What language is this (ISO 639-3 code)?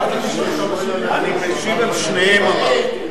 heb